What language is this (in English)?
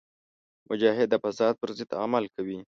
Pashto